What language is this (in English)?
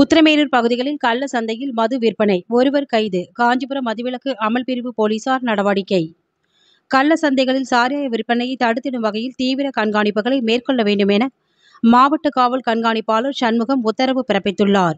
Tamil